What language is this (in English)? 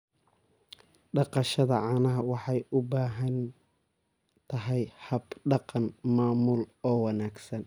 Somali